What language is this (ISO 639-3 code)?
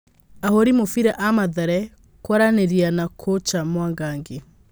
kik